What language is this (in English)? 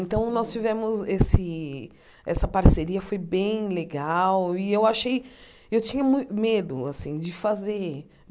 Portuguese